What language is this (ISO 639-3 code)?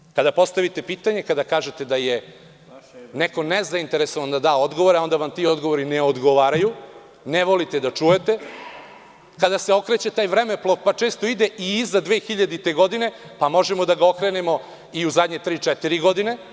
srp